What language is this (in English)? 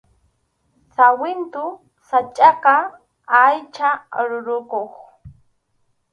Arequipa-La Unión Quechua